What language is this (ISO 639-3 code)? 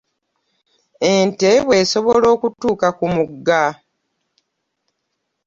lug